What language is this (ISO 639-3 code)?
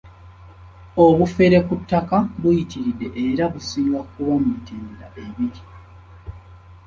lug